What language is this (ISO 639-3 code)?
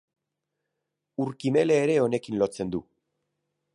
eus